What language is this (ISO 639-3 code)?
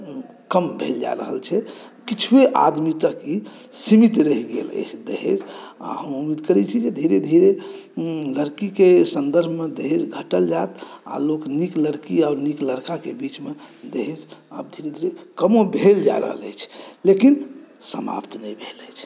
mai